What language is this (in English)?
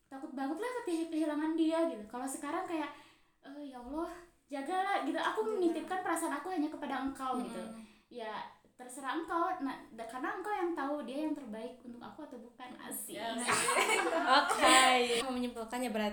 Indonesian